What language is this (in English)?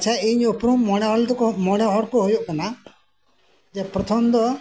Santali